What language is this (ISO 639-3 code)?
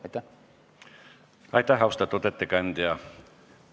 est